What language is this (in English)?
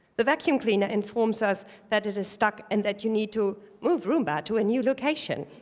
English